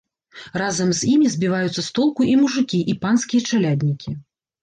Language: Belarusian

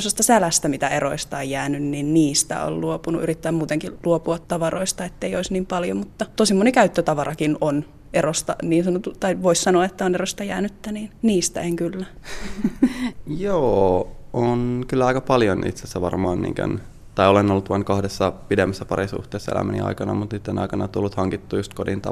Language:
Finnish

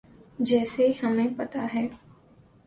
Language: Urdu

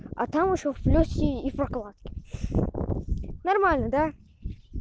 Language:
Russian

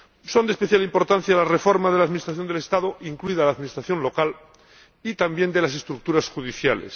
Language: Spanish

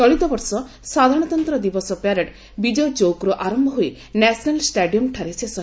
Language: Odia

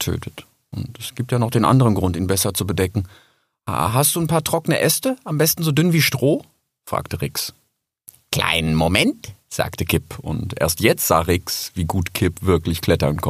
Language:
German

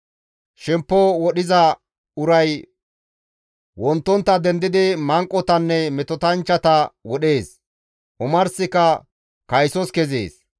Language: Gamo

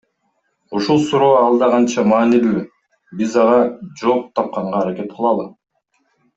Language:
Kyrgyz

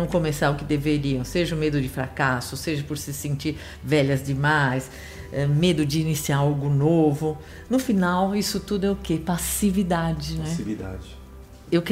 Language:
Portuguese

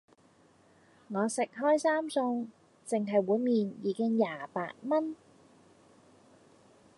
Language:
Cantonese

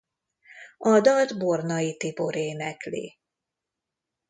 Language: Hungarian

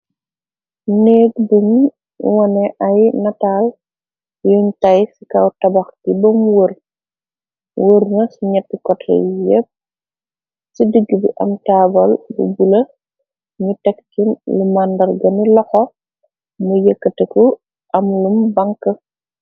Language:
Wolof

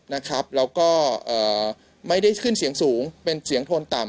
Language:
Thai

